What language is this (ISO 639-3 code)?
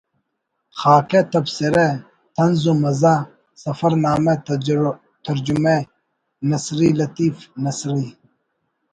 brh